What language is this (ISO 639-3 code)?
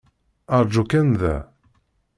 kab